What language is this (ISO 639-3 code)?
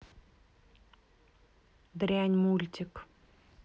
rus